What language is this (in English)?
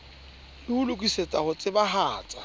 Southern Sotho